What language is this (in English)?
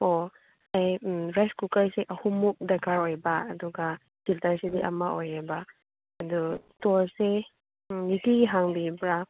Manipuri